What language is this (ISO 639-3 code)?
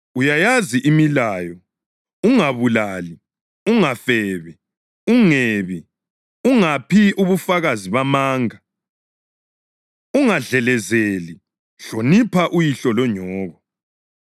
nde